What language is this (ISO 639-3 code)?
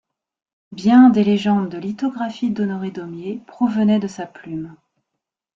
fra